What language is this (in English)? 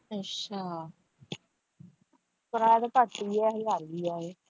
Punjabi